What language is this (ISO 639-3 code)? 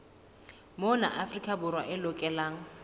sot